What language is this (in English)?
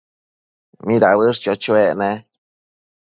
Matsés